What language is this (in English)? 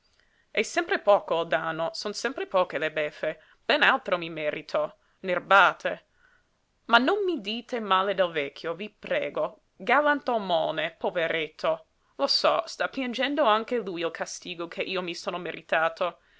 Italian